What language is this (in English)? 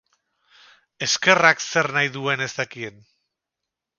Basque